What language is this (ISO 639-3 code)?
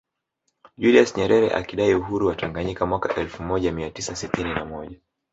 swa